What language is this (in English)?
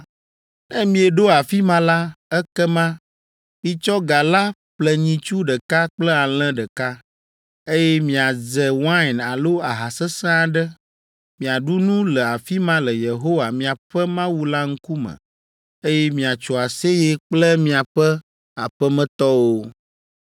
Ewe